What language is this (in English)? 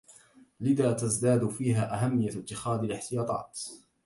Arabic